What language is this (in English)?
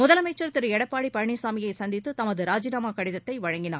Tamil